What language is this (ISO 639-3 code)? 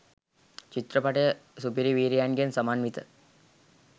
sin